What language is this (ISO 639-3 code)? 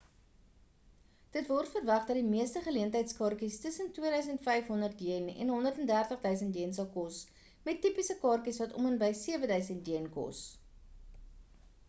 afr